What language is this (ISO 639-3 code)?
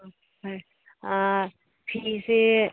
mni